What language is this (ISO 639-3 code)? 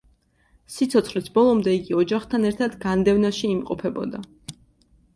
kat